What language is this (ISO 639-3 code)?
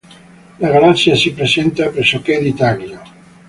ita